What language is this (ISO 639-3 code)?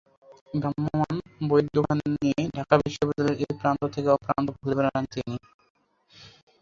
ben